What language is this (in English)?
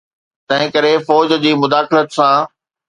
Sindhi